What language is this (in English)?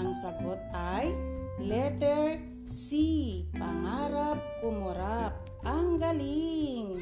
Filipino